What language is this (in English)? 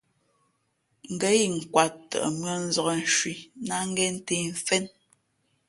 Fe'fe'